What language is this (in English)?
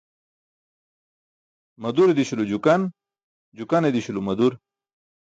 Burushaski